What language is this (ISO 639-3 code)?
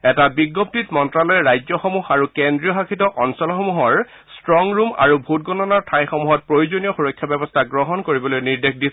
asm